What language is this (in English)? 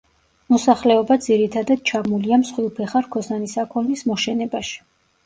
Georgian